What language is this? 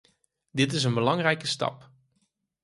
Dutch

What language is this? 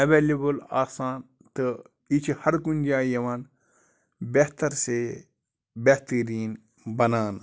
Kashmiri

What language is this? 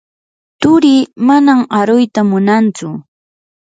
Yanahuanca Pasco Quechua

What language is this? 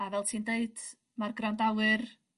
Welsh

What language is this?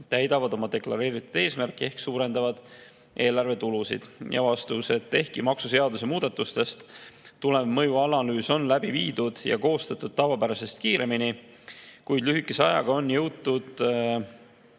Estonian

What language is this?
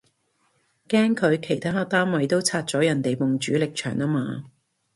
Cantonese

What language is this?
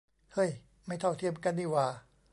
Thai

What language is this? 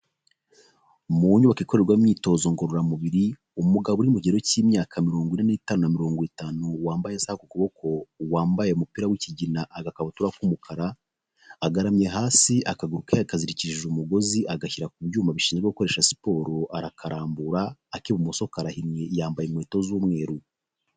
Kinyarwanda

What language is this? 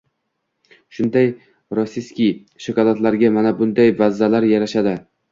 Uzbek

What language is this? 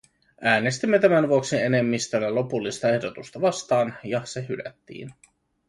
Finnish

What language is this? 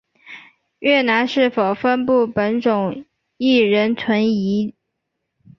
Chinese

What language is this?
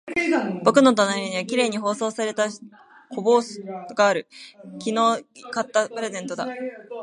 Japanese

